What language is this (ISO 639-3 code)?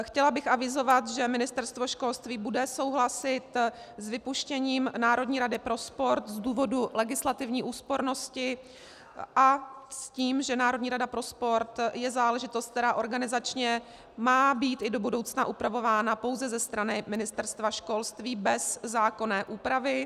ces